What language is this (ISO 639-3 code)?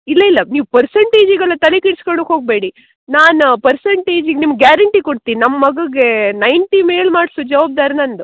kan